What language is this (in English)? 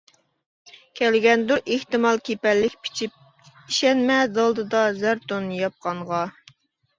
Uyghur